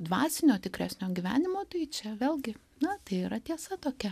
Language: Lithuanian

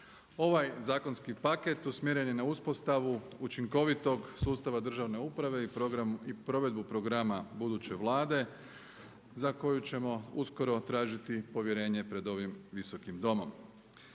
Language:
Croatian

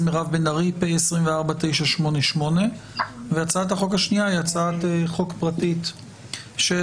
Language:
Hebrew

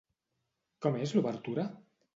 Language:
Catalan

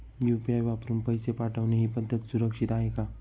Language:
Marathi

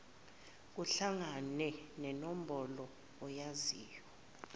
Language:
Zulu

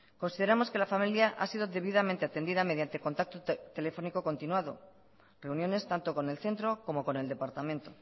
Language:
Spanish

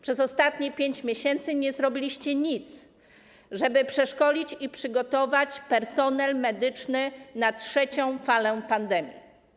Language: Polish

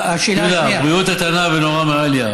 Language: Hebrew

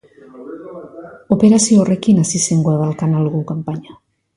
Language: Basque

